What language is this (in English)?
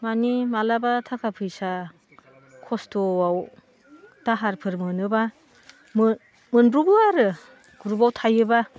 Bodo